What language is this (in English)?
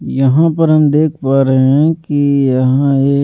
Hindi